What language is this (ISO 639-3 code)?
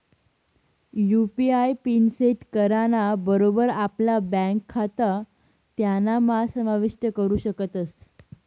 mar